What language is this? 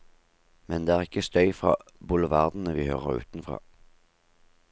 Norwegian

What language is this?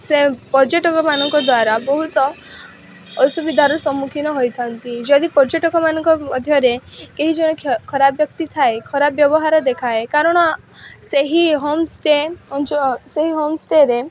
Odia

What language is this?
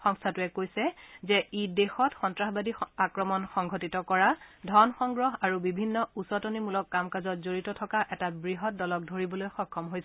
Assamese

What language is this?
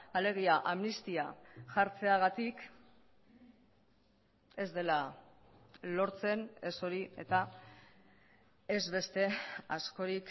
Basque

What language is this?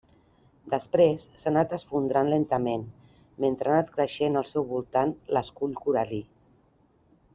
Catalan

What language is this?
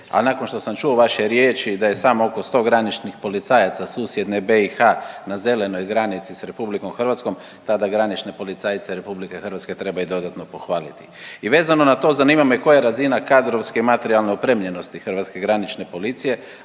Croatian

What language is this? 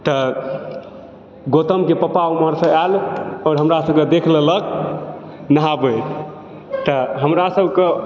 Maithili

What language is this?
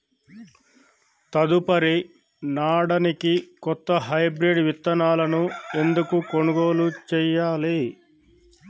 Telugu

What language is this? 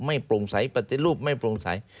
Thai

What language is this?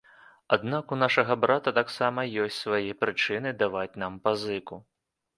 Belarusian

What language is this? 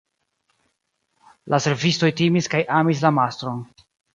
Esperanto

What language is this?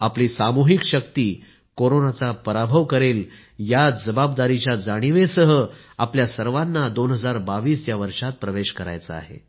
Marathi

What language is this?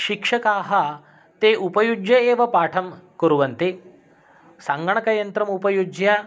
Sanskrit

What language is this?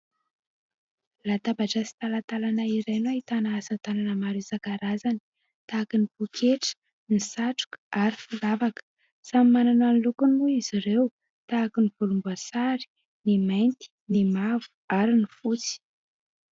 Malagasy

